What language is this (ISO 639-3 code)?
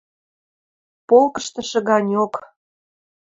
mrj